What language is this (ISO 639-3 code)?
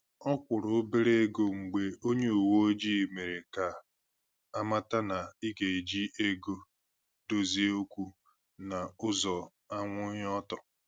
ibo